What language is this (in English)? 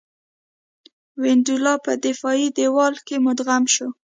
Pashto